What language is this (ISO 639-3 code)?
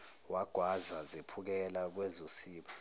zul